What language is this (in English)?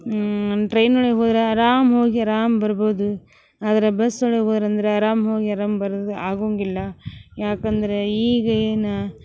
Kannada